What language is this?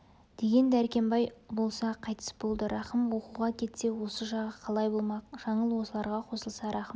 Kazakh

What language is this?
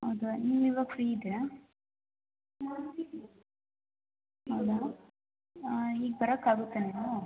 Kannada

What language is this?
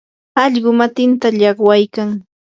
Yanahuanca Pasco Quechua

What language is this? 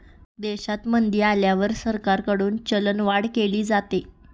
Marathi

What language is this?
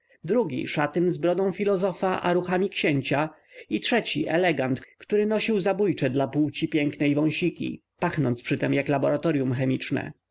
Polish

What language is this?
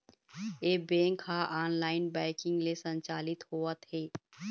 Chhattisgarhi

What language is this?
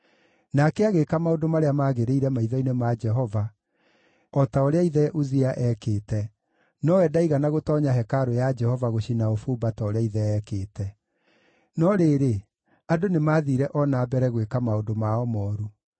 Kikuyu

